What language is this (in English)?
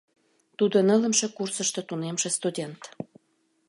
Mari